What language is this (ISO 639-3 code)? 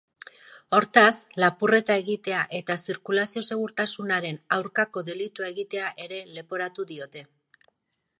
eus